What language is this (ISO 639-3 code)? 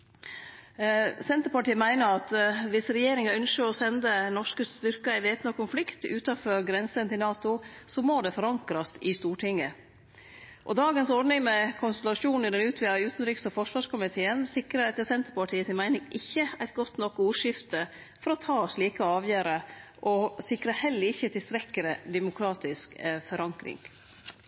nno